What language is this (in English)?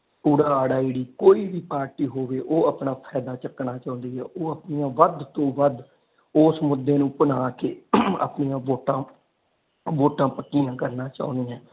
Punjabi